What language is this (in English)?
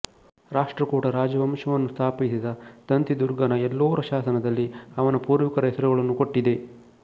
Kannada